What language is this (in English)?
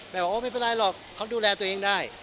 Thai